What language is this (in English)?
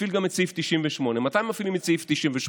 Hebrew